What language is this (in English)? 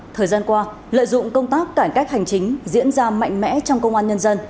Vietnamese